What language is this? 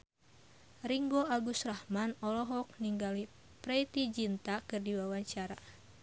Sundanese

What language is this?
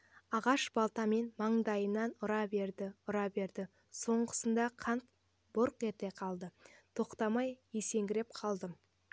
Kazakh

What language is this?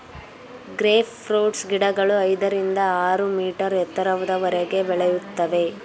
Kannada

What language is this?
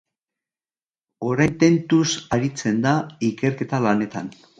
Basque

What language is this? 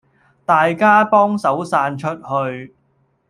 Cantonese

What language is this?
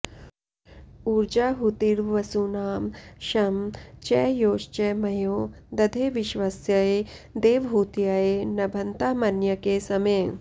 Sanskrit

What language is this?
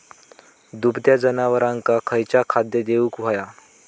Marathi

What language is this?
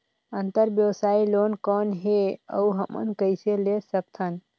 Chhattisgarhi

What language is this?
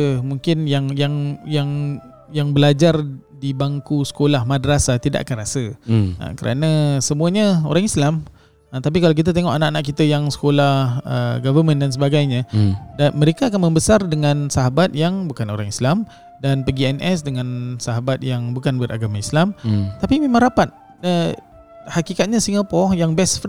Malay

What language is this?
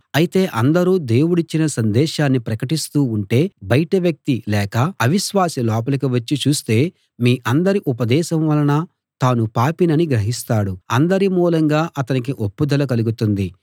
Telugu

